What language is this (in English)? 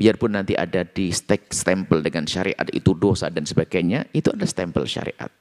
Indonesian